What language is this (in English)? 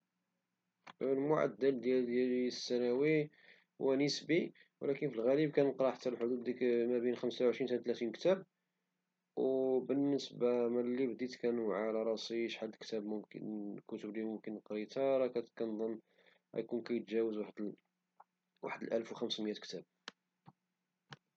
Moroccan Arabic